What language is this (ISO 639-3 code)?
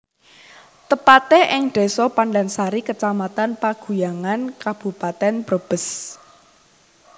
jav